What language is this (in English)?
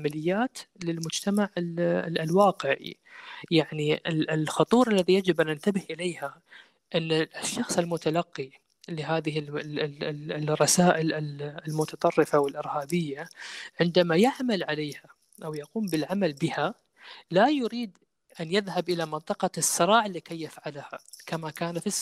Arabic